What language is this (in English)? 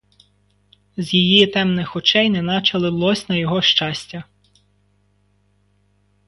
Ukrainian